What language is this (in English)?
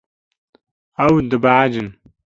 Kurdish